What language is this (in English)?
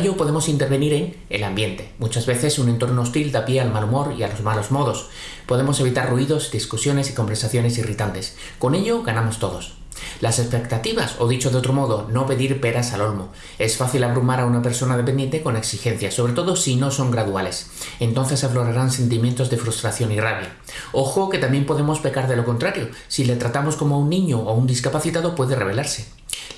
Spanish